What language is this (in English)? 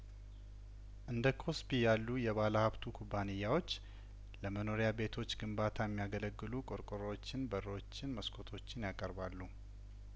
Amharic